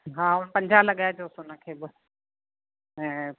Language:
Sindhi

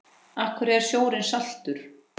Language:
Icelandic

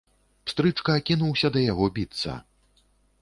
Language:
Belarusian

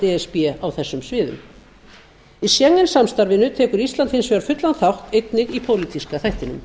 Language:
Icelandic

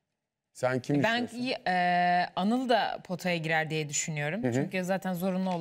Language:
Turkish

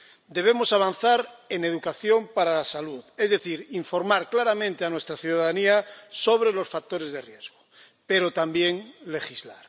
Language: Spanish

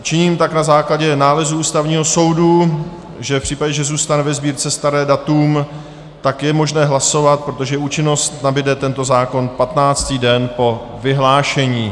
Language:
Czech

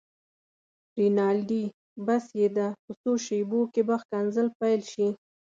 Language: Pashto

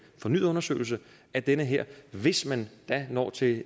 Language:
Danish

